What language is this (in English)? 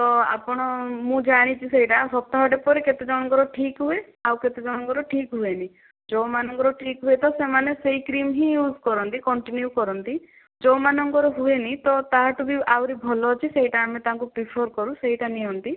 Odia